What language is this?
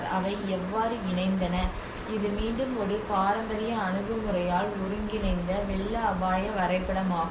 Tamil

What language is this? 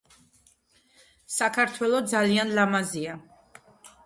Georgian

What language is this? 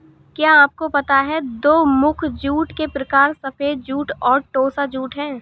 Hindi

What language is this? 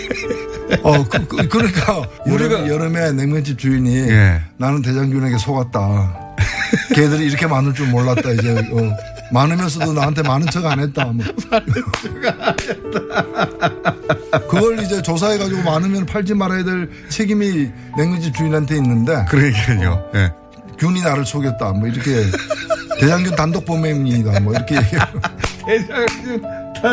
Korean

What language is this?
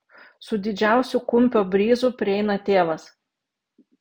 Lithuanian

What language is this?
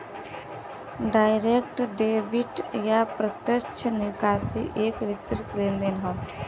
Bhojpuri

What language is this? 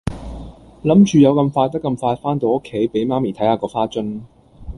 Cantonese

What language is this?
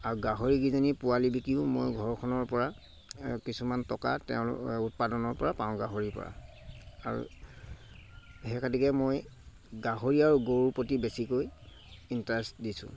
Assamese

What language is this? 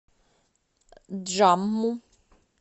Russian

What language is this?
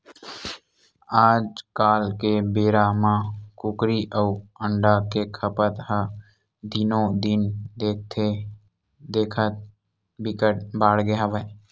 Chhattisgarhi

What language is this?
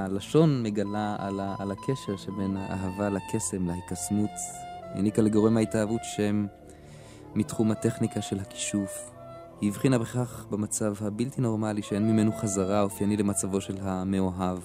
Hebrew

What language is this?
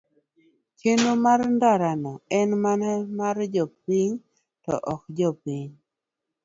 Luo (Kenya and Tanzania)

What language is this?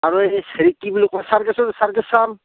Assamese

